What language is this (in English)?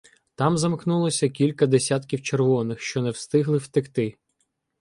Ukrainian